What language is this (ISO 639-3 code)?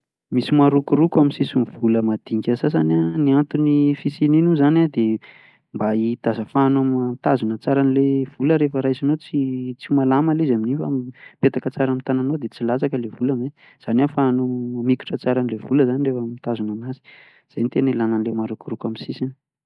mlg